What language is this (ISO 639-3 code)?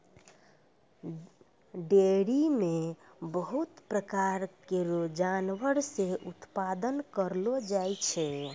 mai